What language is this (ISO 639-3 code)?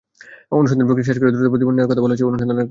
ben